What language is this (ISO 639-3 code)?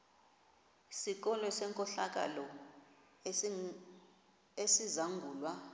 xho